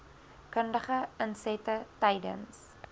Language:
Afrikaans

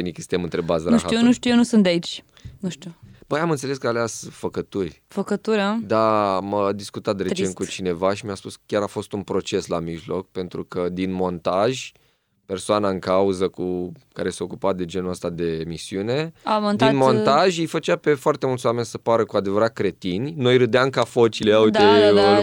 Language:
Romanian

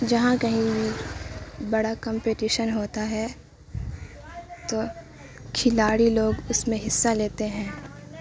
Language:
Urdu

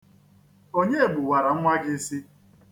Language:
Igbo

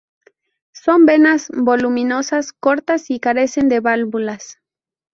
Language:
Spanish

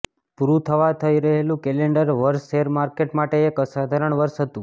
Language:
Gujarati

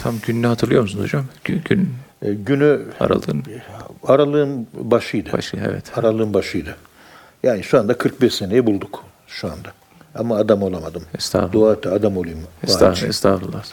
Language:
Turkish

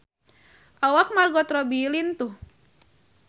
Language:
Sundanese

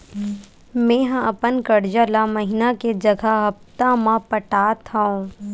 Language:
Chhattisgarhi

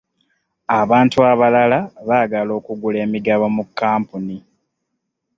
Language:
Ganda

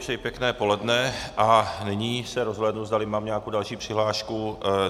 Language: Czech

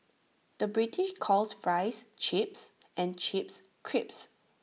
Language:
English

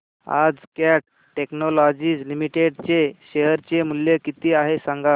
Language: Marathi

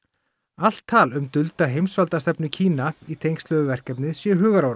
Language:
Icelandic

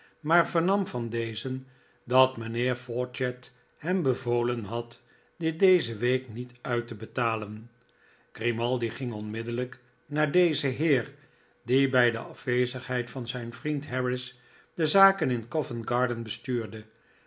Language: Dutch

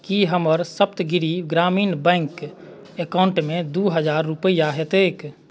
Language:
Maithili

